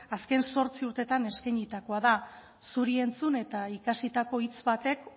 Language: Basque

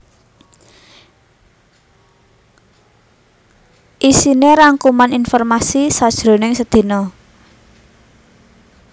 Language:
Javanese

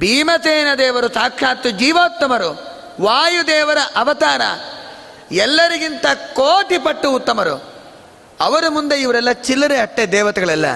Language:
Kannada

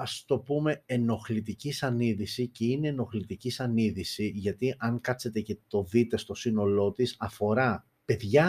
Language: Greek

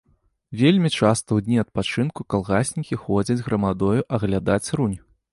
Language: Belarusian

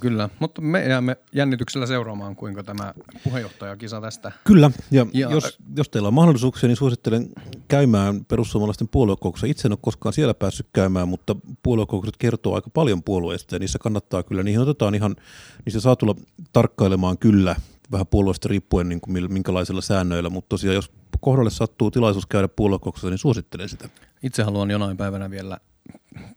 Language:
Finnish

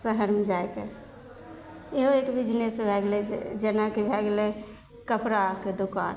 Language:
Maithili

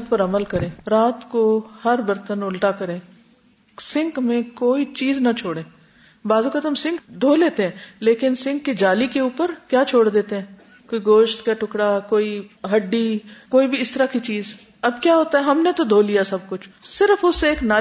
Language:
Urdu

